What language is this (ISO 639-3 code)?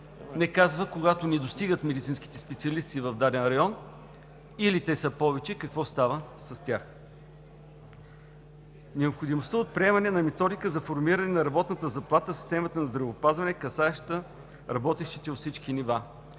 bul